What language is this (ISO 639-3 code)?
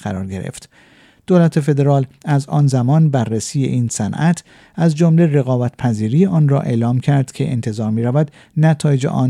fas